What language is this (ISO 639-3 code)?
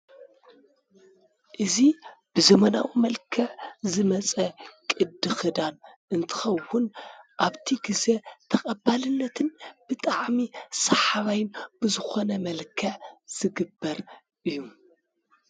tir